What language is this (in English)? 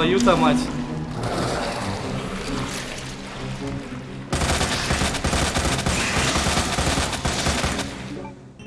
Russian